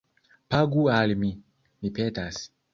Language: Esperanto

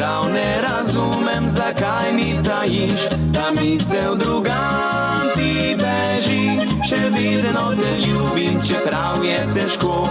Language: Polish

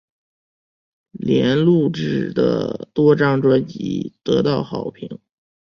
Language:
Chinese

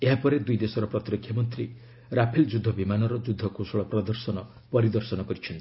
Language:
Odia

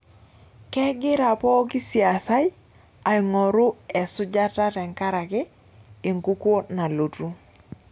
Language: Masai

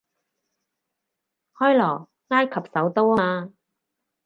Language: Cantonese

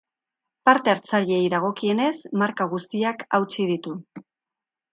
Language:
Basque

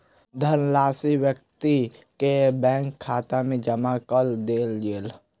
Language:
Maithili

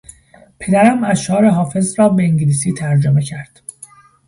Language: Persian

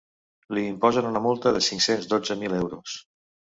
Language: Catalan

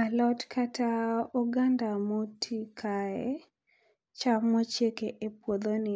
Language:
Luo (Kenya and Tanzania)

